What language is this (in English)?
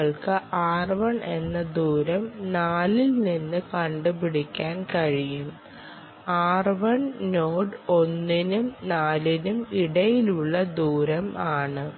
Malayalam